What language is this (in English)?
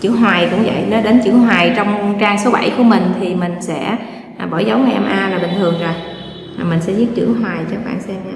Vietnamese